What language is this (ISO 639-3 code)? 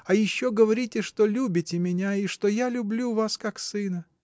rus